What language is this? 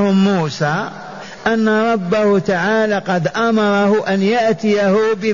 Arabic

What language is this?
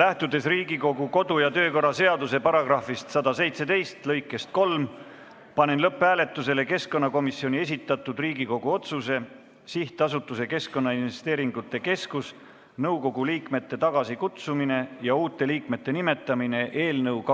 Estonian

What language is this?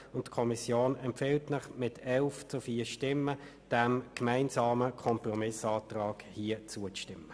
Swiss German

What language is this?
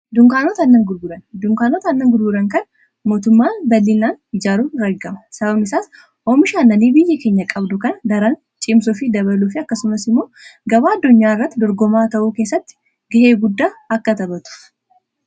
Oromo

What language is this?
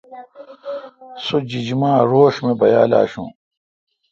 Kalkoti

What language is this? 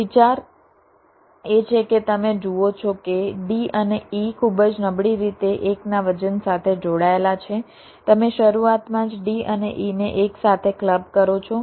Gujarati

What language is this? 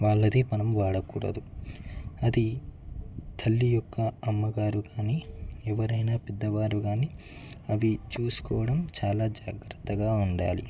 Telugu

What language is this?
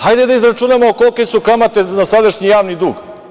Serbian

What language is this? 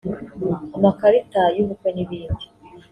Kinyarwanda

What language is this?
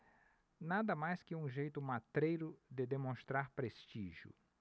Portuguese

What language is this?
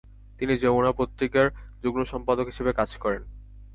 Bangla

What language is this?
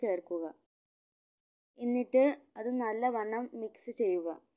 Malayalam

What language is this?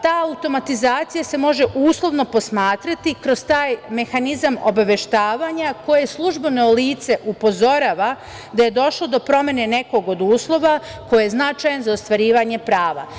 Serbian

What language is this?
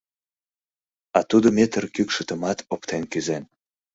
Mari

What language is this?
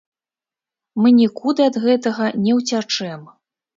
Belarusian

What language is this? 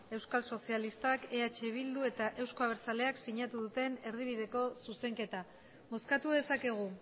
Basque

